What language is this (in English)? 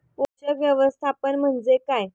Marathi